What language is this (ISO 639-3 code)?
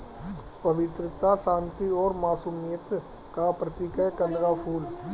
hin